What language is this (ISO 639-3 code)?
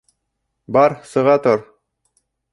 bak